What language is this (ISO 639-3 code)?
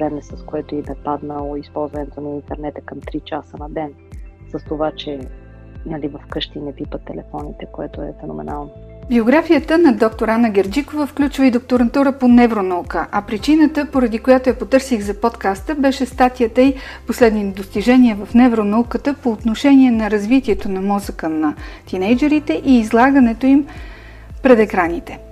bul